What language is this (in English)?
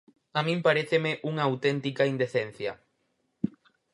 Galician